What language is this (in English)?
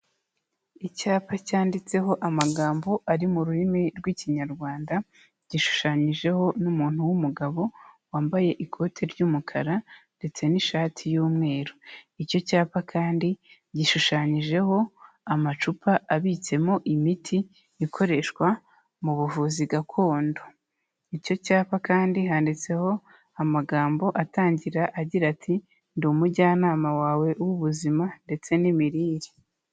Kinyarwanda